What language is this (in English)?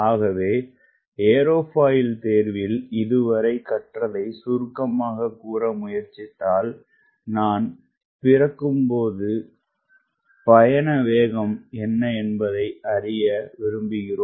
Tamil